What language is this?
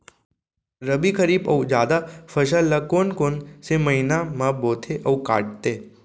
Chhattisgarhi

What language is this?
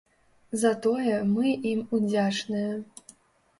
Belarusian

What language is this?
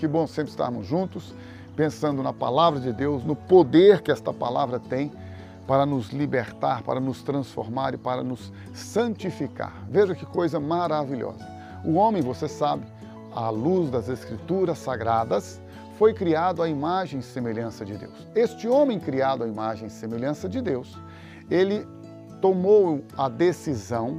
Portuguese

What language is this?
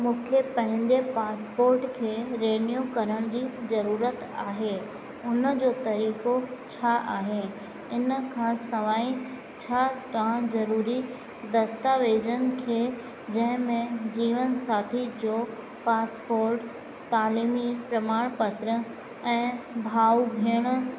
Sindhi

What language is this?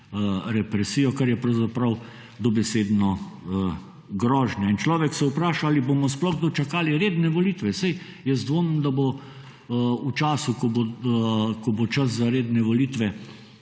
Slovenian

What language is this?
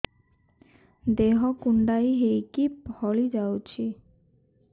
Odia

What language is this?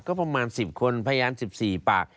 Thai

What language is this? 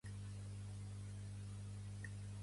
Catalan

